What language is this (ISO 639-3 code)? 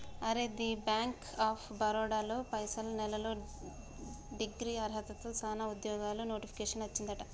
tel